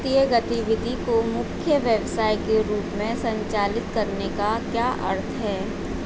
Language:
Hindi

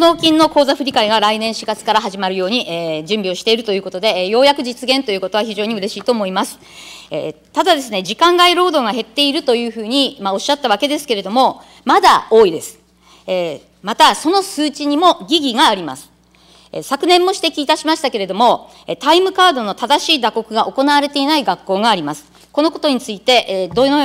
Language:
Japanese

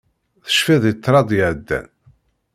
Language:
Kabyle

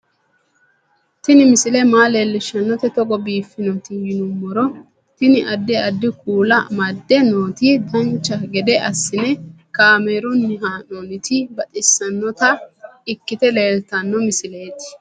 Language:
Sidamo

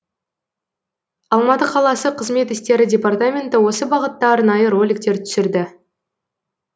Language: Kazakh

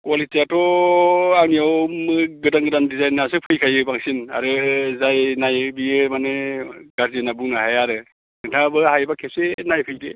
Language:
Bodo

